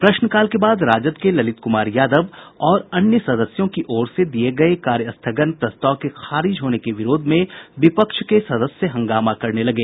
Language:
Hindi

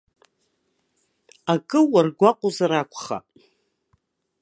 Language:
Abkhazian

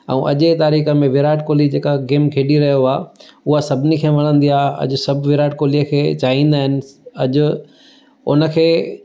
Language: Sindhi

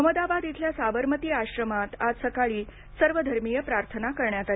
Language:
Marathi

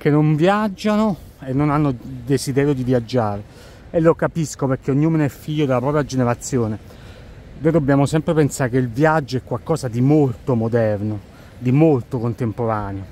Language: Italian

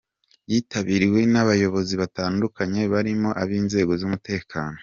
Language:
Kinyarwanda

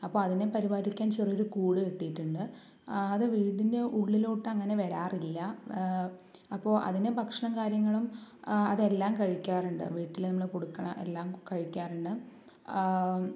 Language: Malayalam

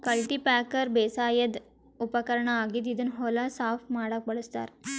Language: Kannada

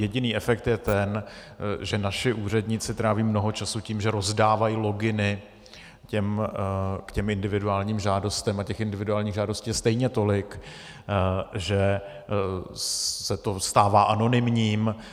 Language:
Czech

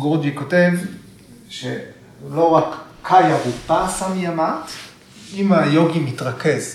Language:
Hebrew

